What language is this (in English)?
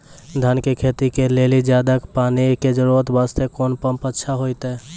Maithili